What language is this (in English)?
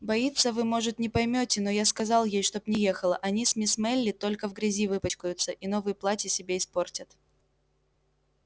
Russian